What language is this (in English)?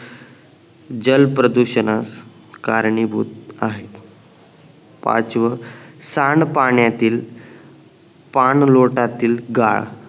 Marathi